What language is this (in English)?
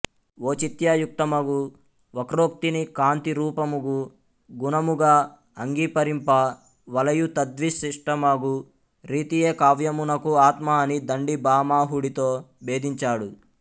Telugu